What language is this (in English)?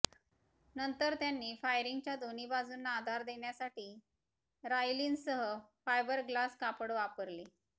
Marathi